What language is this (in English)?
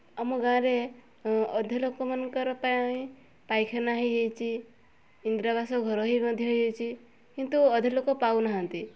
Odia